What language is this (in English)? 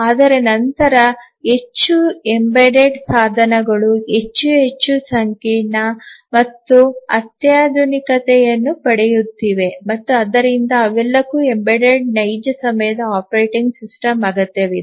Kannada